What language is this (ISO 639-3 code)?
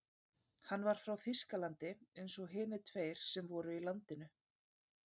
isl